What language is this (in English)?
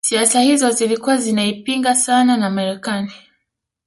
Swahili